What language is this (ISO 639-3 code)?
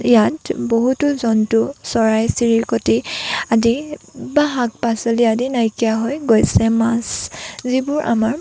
asm